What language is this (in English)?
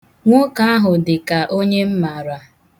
Igbo